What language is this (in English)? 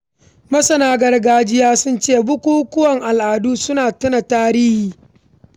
Hausa